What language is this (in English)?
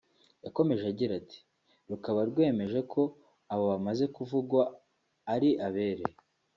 Kinyarwanda